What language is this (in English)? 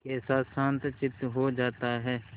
Hindi